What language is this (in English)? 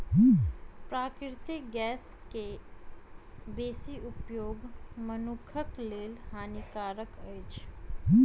Maithili